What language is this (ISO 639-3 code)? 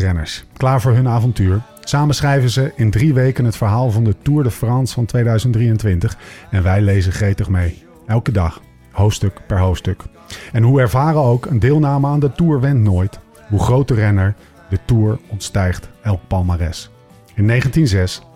nld